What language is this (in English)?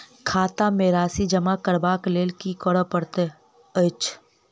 Maithili